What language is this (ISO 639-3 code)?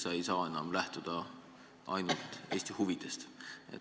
est